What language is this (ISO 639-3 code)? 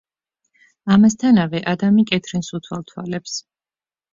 kat